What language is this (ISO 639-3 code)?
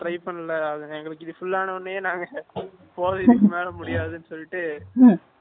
tam